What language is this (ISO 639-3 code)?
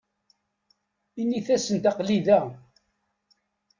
kab